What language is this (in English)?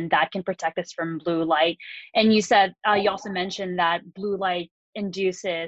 English